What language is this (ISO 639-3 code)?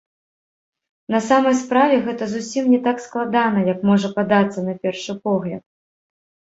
bel